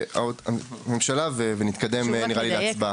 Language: Hebrew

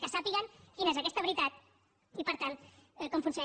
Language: Catalan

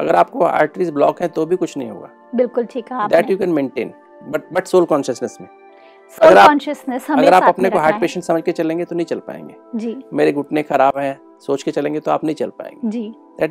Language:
Hindi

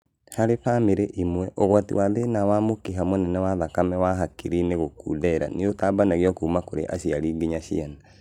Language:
Kikuyu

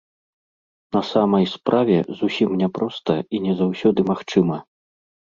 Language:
Belarusian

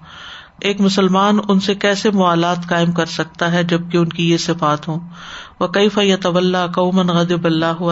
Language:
Urdu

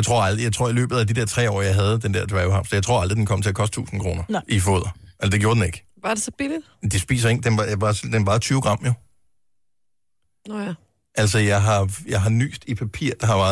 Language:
Danish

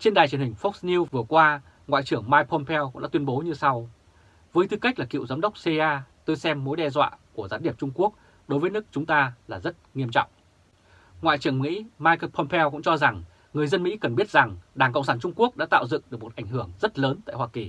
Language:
Vietnamese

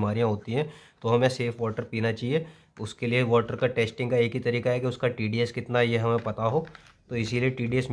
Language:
Hindi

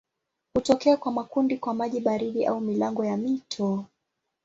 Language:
Swahili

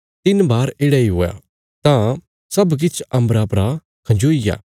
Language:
Bilaspuri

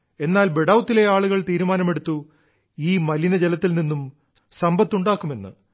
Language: Malayalam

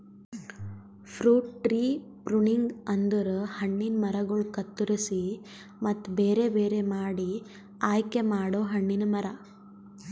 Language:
Kannada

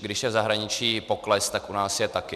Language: Czech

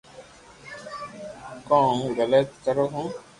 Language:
Loarki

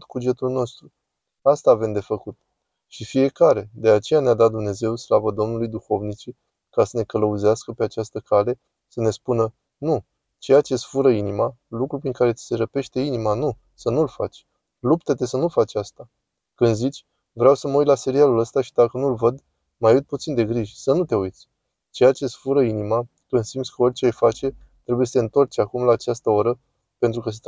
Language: Romanian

